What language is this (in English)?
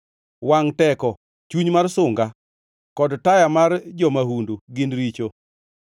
Luo (Kenya and Tanzania)